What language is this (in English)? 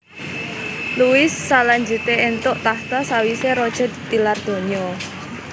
Javanese